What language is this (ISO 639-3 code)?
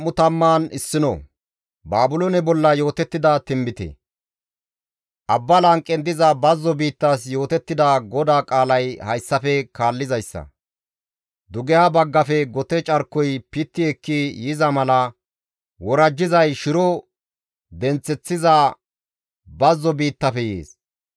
gmv